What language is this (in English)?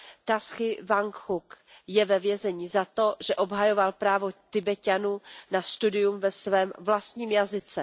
Czech